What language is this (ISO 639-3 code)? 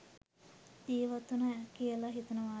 sin